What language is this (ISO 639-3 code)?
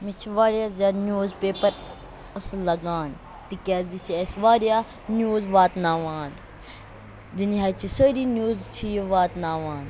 kas